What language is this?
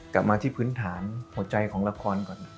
Thai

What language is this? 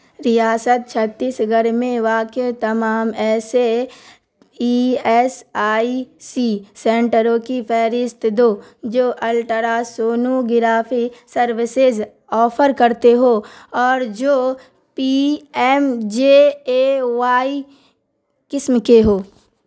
Urdu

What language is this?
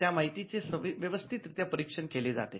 Marathi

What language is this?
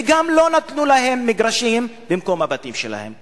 Hebrew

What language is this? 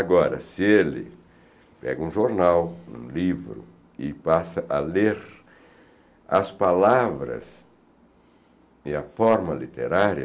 Portuguese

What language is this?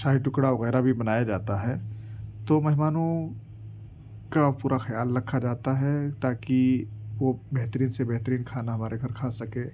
Urdu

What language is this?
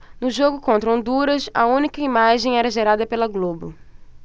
Portuguese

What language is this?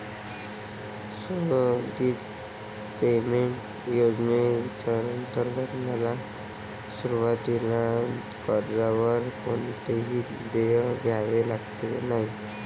Marathi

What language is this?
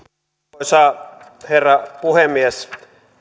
Finnish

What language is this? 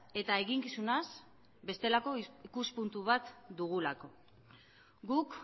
Basque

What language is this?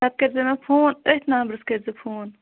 Kashmiri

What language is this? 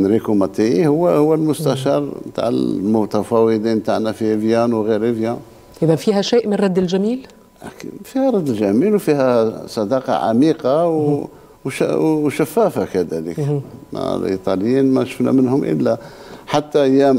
Arabic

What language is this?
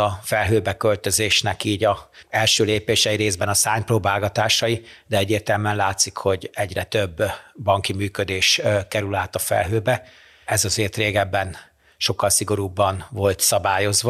Hungarian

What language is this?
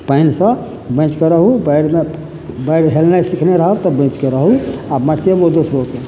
Maithili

